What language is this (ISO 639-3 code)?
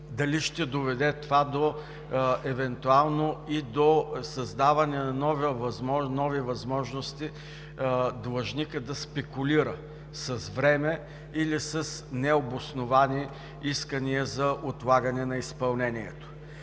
bul